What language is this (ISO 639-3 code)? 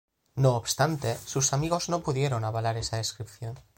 spa